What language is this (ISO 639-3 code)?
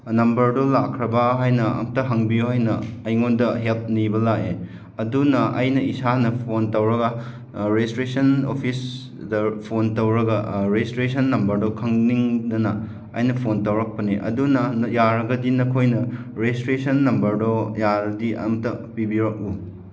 mni